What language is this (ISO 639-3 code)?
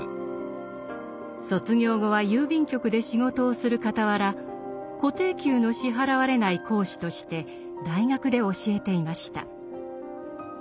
jpn